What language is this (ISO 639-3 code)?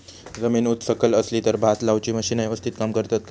mar